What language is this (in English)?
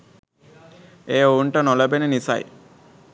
Sinhala